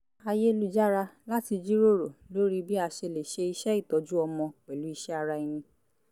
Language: Yoruba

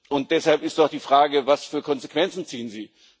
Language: German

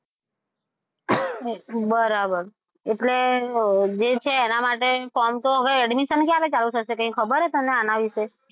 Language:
Gujarati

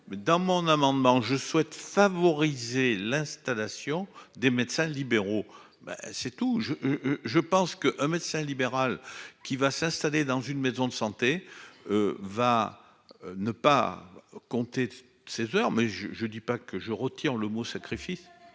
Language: French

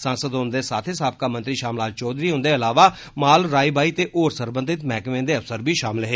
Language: Dogri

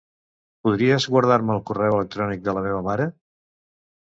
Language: Catalan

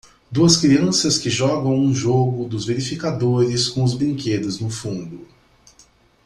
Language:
Portuguese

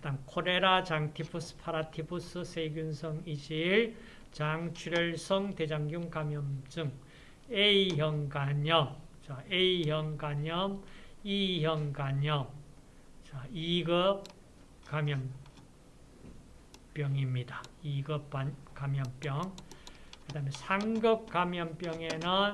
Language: Korean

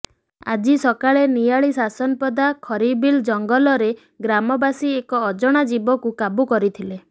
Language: Odia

